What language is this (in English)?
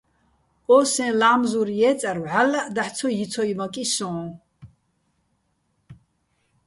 Bats